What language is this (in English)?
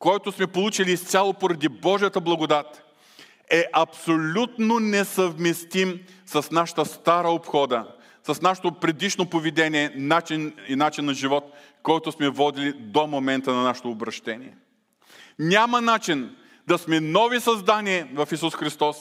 Bulgarian